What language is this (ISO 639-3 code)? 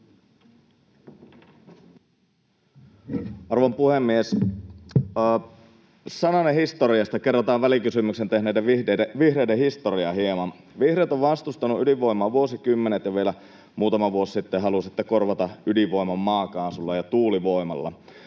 fin